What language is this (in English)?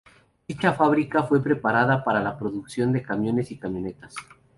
Spanish